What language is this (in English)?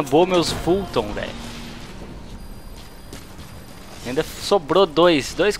Portuguese